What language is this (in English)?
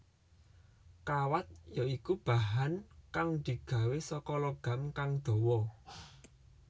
Javanese